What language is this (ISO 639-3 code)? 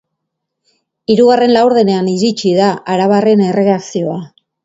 eus